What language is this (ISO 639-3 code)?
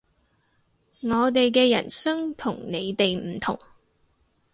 yue